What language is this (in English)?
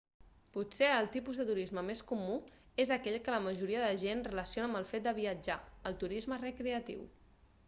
Catalan